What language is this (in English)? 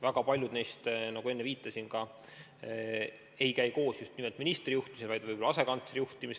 Estonian